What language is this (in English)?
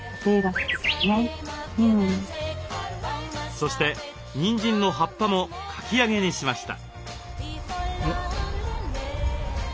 Japanese